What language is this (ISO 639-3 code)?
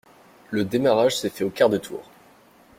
fra